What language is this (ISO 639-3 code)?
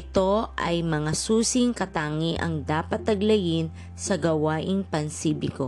fil